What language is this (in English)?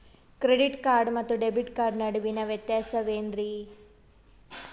Kannada